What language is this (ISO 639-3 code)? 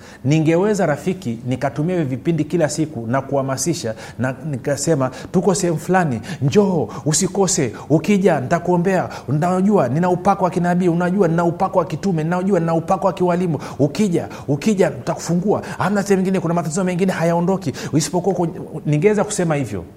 swa